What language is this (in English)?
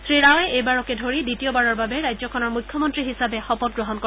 Assamese